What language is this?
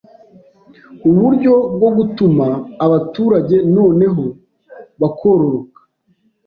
Kinyarwanda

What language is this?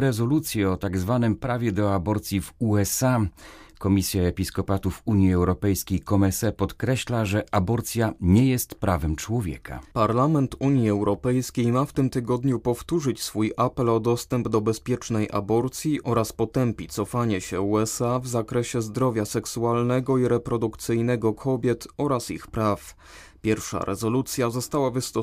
Polish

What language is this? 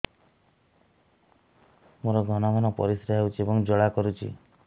Odia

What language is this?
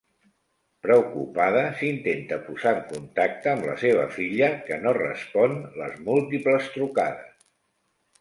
Catalan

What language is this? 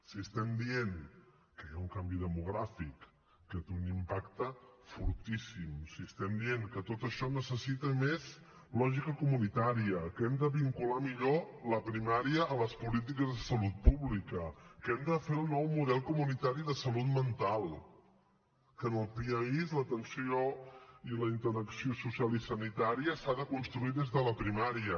Catalan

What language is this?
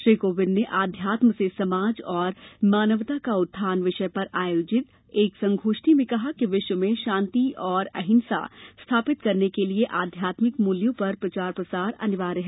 Hindi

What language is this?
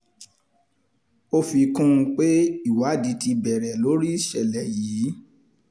Yoruba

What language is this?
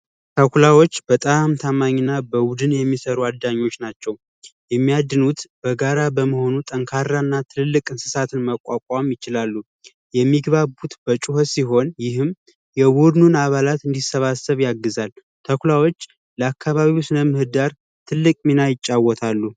Amharic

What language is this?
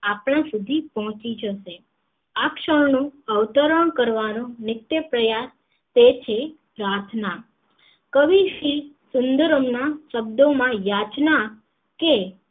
Gujarati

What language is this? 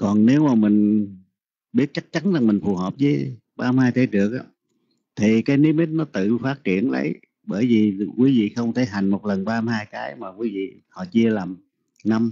Vietnamese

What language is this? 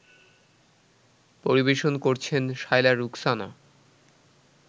Bangla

